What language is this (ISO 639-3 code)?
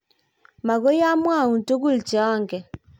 kln